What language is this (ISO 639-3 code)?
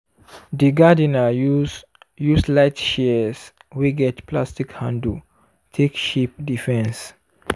pcm